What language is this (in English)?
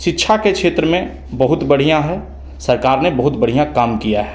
Hindi